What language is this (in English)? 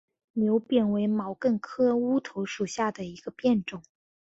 Chinese